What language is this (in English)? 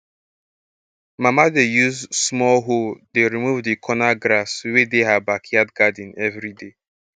Nigerian Pidgin